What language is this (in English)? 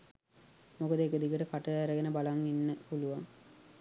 Sinhala